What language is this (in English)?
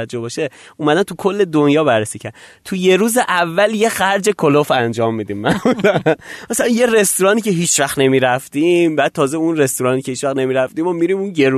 Persian